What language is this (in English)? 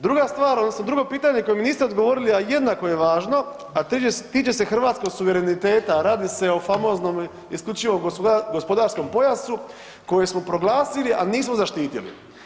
Croatian